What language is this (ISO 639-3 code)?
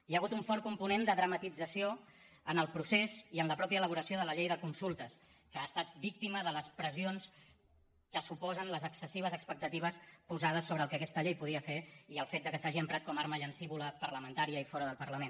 cat